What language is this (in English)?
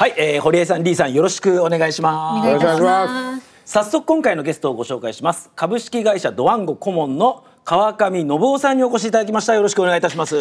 Japanese